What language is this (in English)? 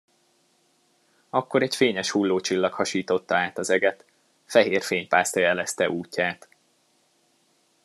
Hungarian